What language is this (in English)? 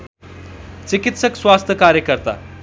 Nepali